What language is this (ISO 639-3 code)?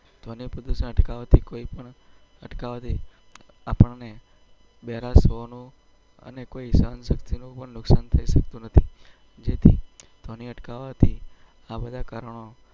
guj